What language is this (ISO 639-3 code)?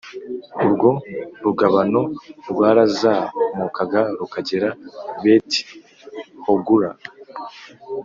kin